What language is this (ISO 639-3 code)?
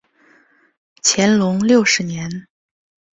zho